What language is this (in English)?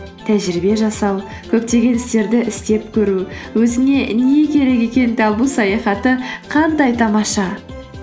Kazakh